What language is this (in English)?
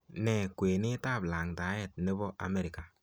Kalenjin